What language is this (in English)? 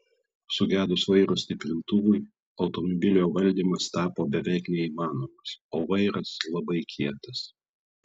Lithuanian